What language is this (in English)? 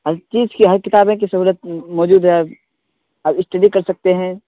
Urdu